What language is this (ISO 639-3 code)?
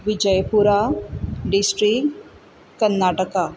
kok